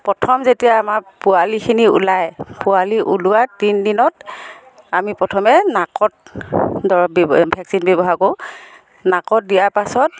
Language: Assamese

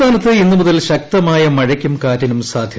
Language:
Malayalam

